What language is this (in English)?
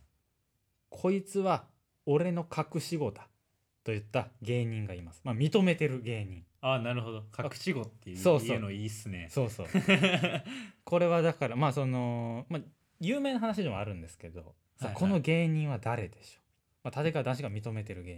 Japanese